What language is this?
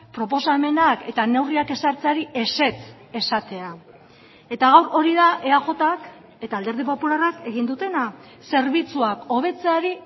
Basque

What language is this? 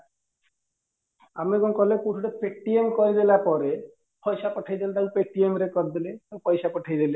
Odia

